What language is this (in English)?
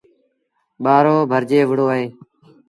Sindhi Bhil